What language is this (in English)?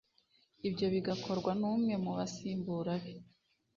Kinyarwanda